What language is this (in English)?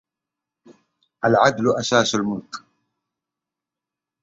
Arabic